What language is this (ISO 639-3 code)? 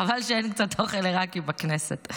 heb